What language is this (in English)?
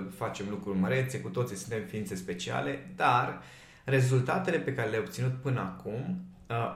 Romanian